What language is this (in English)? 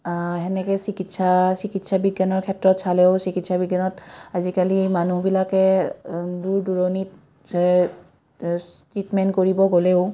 Assamese